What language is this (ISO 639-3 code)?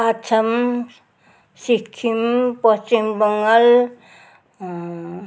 nep